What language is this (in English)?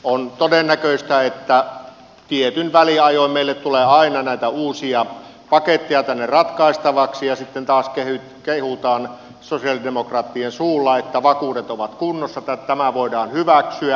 Finnish